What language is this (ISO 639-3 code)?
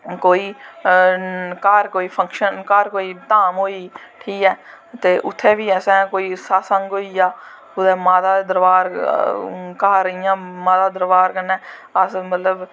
doi